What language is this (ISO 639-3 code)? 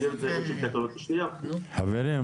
heb